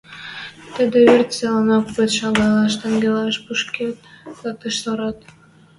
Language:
Western Mari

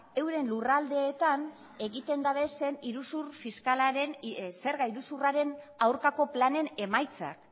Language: Basque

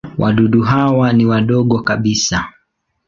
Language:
Swahili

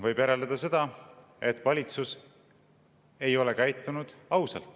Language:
Estonian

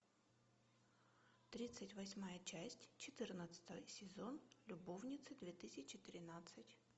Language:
Russian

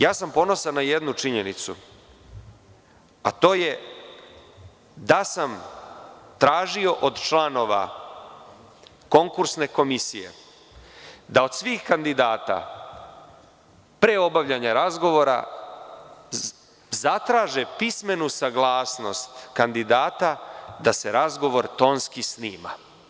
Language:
Serbian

